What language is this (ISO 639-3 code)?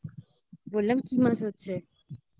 ben